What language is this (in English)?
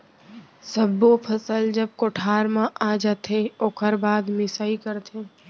Chhattisgarhi